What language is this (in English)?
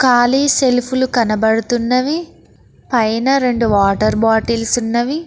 Telugu